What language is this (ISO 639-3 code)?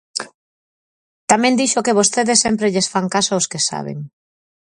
glg